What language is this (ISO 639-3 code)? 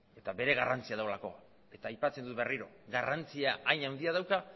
eus